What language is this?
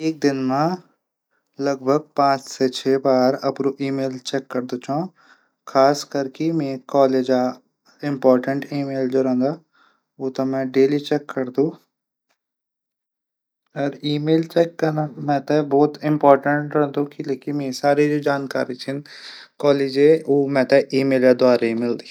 Garhwali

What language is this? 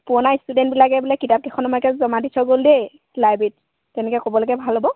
Assamese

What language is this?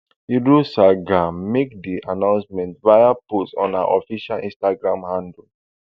Nigerian Pidgin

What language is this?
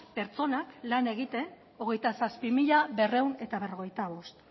Basque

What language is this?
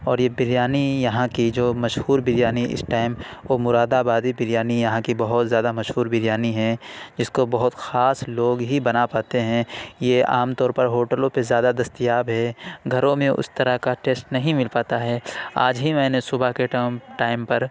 Urdu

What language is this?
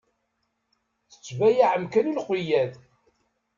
Kabyle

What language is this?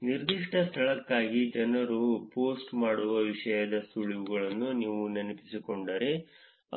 Kannada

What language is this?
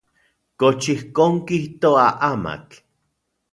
Central Puebla Nahuatl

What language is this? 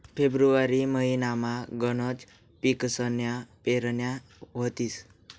Marathi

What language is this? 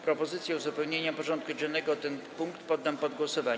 Polish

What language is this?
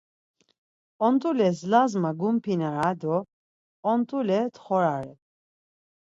Laz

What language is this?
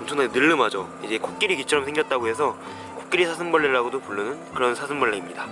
Korean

